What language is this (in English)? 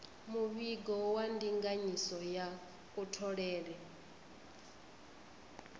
Venda